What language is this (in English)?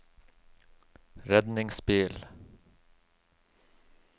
Norwegian